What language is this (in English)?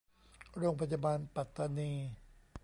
Thai